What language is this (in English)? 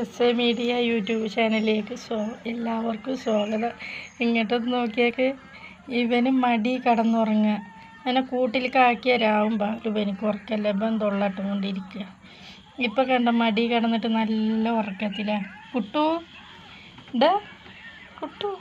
Norwegian